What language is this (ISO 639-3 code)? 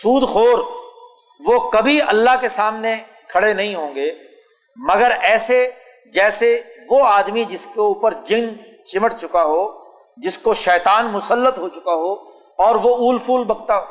urd